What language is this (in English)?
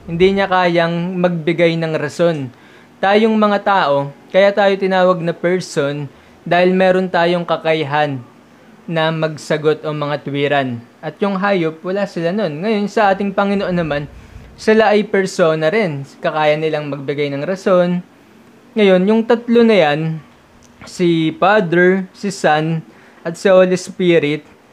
Filipino